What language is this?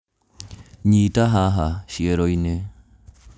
Kikuyu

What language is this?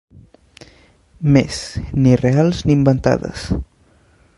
Catalan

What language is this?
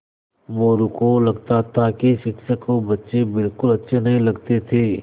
Hindi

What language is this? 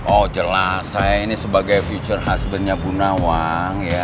Indonesian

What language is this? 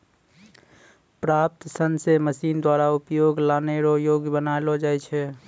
Maithili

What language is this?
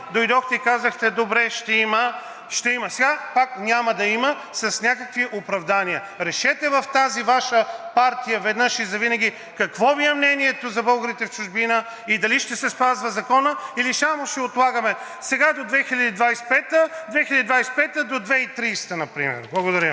Bulgarian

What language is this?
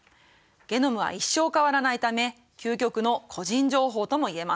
Japanese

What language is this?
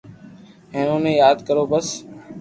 Loarki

